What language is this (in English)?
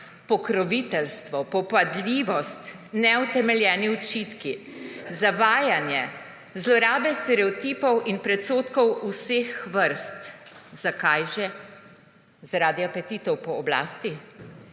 Slovenian